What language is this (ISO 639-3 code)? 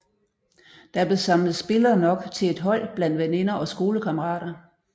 dan